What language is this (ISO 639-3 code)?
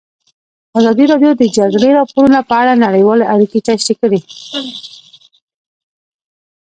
pus